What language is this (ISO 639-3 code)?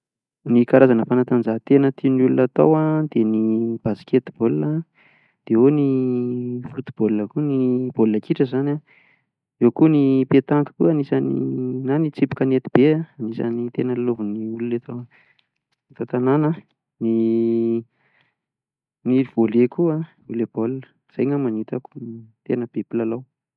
mlg